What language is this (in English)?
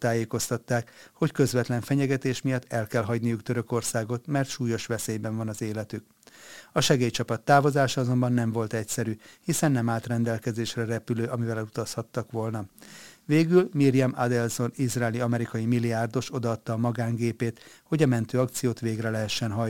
Hungarian